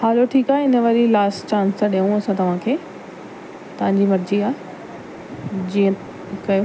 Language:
Sindhi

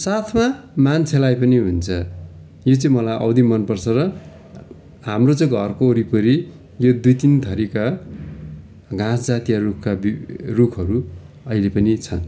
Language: Nepali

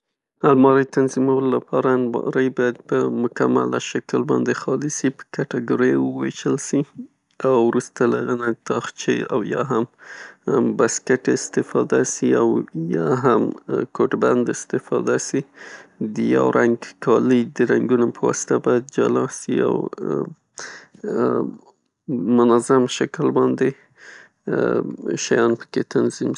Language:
Pashto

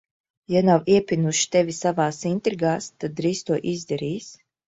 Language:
Latvian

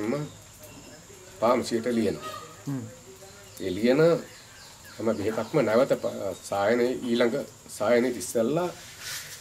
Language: Indonesian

